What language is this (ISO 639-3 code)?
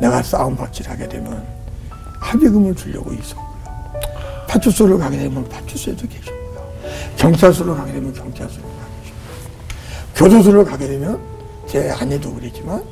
kor